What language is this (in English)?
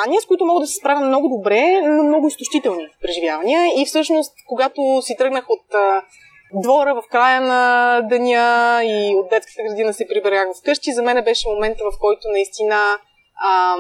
Bulgarian